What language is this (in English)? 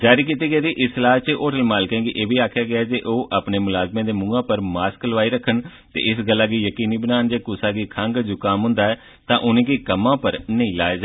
Dogri